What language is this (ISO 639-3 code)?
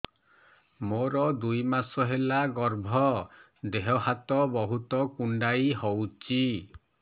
ori